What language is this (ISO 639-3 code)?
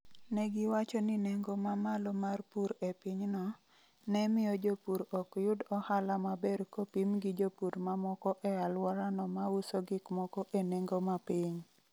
luo